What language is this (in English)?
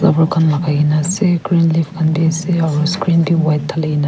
Naga Pidgin